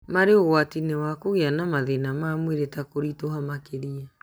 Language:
Kikuyu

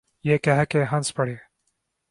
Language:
Urdu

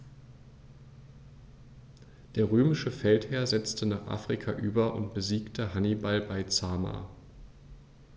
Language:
German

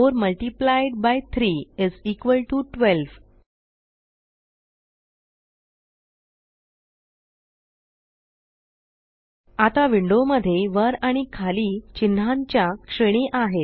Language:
Marathi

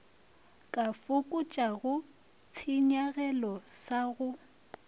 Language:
Northern Sotho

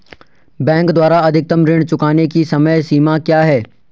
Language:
Hindi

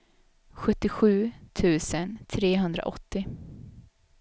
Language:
Swedish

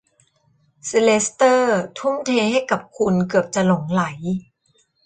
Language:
Thai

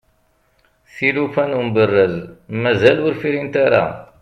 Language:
Kabyle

